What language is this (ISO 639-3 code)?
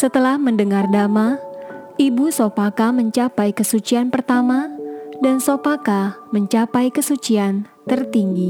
ind